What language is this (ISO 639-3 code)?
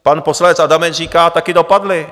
ces